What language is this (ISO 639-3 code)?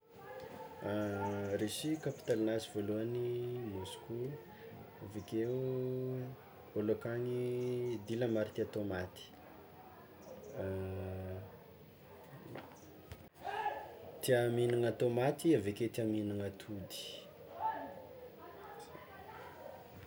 xmw